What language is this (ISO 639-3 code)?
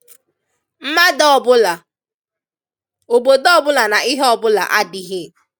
ibo